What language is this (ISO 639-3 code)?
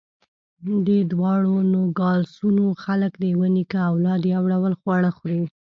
pus